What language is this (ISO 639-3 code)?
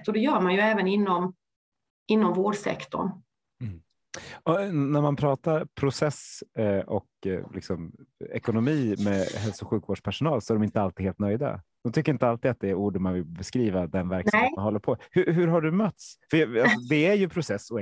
swe